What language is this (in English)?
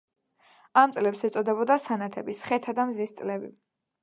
Georgian